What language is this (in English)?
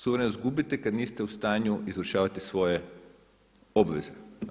Croatian